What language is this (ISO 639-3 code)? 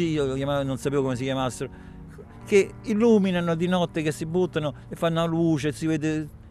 ita